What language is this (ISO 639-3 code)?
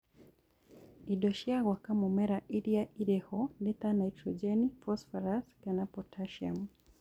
kik